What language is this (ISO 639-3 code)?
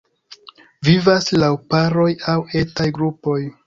epo